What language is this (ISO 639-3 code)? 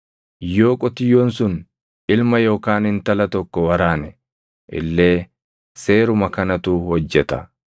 orm